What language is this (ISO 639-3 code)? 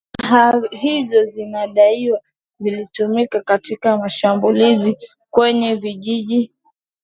swa